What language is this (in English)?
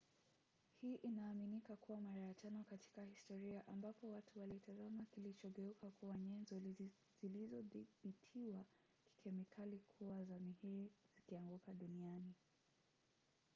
Swahili